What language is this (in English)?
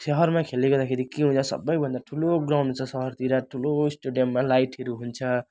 Nepali